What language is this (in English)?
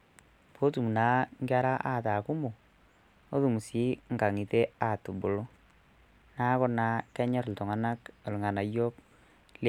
Masai